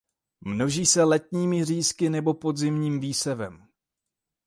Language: Czech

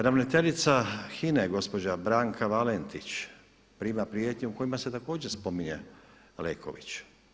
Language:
Croatian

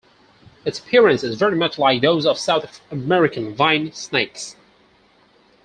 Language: English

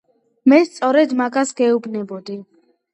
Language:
Georgian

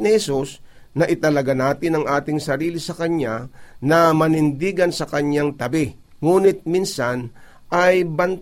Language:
Filipino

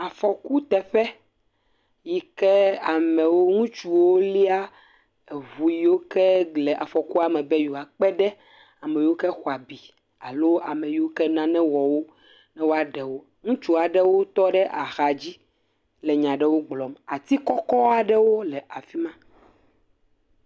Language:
Ewe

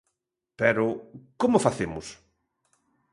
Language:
Galician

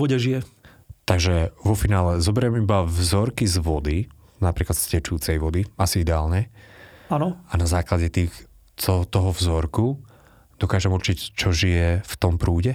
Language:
Slovak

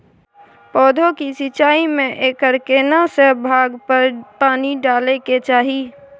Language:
Maithili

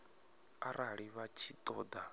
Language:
Venda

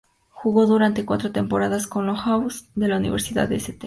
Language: Spanish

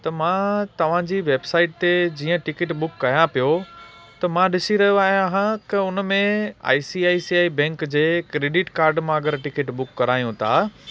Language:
Sindhi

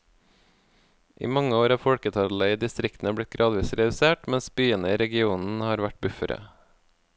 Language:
Norwegian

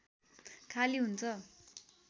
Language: Nepali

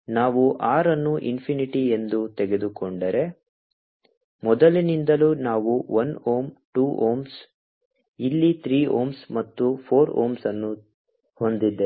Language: Kannada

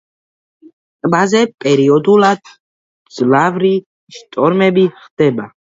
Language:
Georgian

